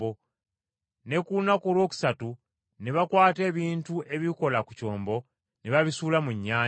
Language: Ganda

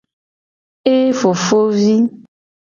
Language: Gen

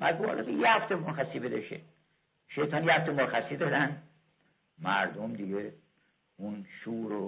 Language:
Persian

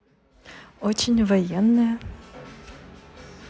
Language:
Russian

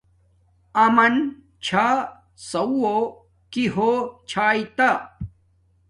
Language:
Domaaki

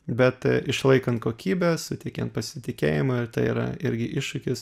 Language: Lithuanian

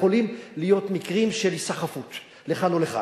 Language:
Hebrew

